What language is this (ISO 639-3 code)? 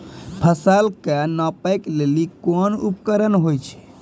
mai